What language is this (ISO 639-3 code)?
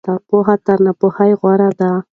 pus